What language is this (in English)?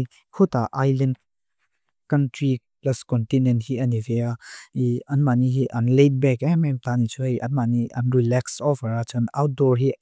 Mizo